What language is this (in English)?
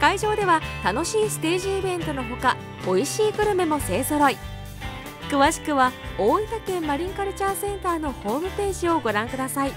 Japanese